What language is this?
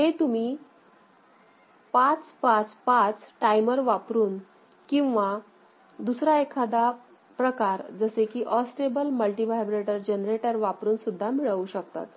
Marathi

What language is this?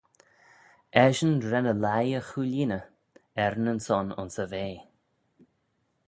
Manx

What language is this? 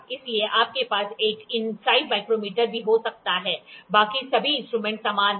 Hindi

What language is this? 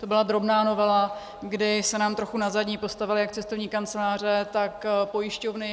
Czech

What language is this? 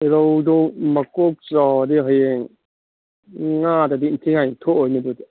Manipuri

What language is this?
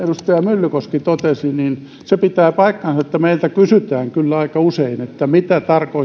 Finnish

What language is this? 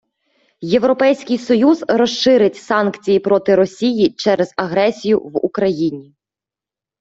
Ukrainian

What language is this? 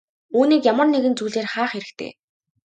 Mongolian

